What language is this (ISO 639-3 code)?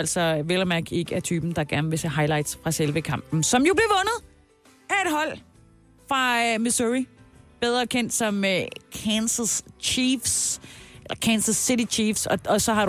dan